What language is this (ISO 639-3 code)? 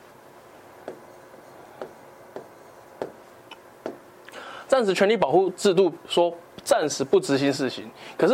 zho